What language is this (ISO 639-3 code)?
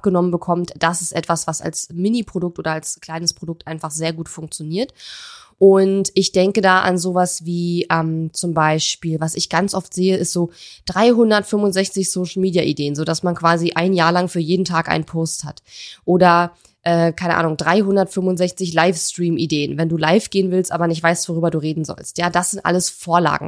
deu